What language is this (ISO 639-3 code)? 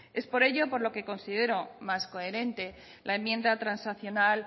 spa